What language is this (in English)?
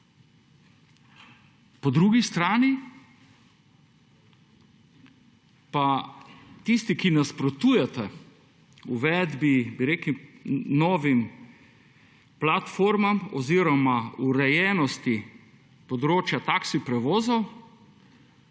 Slovenian